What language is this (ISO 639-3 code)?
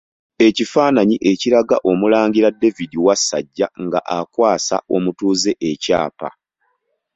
lug